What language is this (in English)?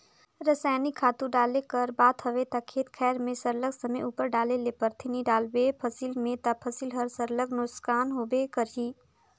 Chhattisgarhi